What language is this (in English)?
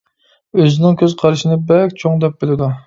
Uyghur